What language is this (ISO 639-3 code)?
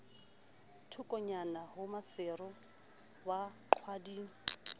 sot